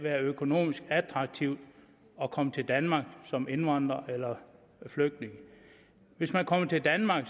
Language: Danish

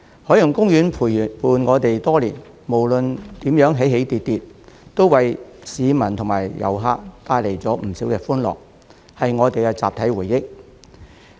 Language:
Cantonese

